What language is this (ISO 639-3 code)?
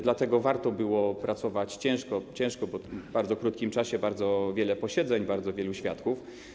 pol